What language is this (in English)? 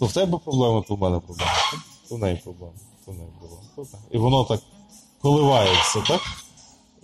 Ukrainian